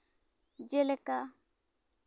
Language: Santali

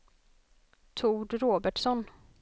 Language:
Swedish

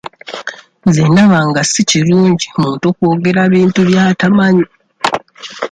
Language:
Ganda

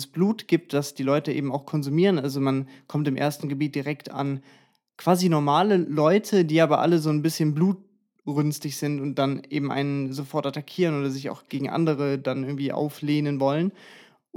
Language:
German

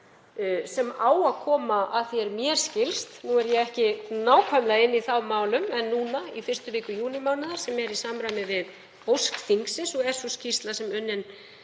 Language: Icelandic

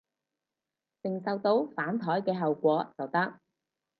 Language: Cantonese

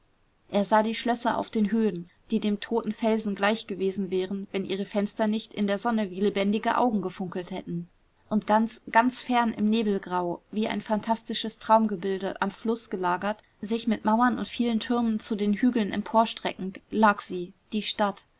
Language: German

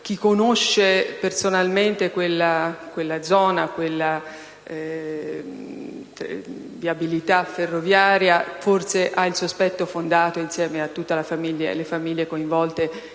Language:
Italian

